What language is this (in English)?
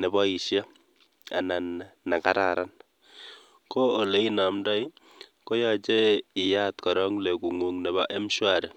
Kalenjin